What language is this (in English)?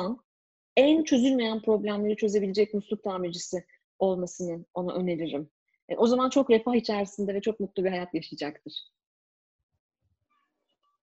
Turkish